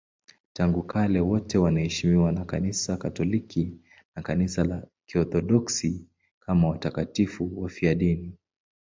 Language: Swahili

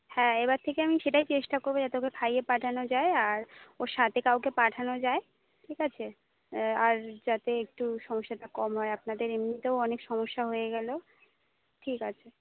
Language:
Bangla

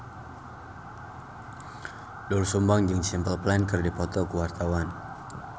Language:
Sundanese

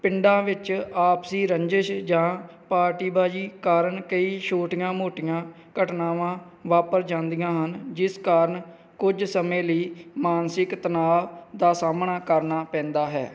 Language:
Punjabi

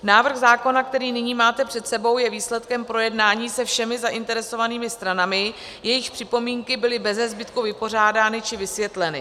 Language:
Czech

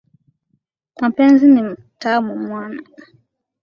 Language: Swahili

